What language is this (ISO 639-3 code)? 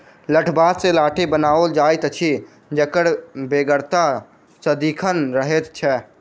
mai